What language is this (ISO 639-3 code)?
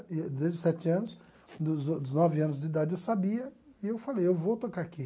por